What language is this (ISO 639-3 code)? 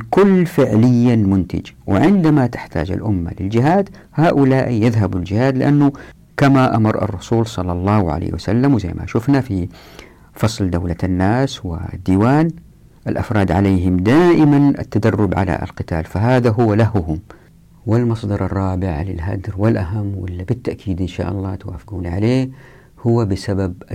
ara